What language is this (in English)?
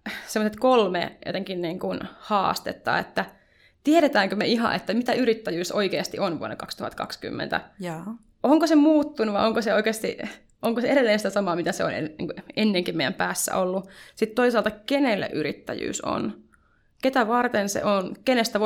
Finnish